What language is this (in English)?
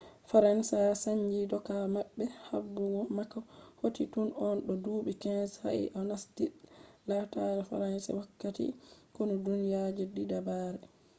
Fula